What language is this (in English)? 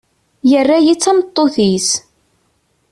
Kabyle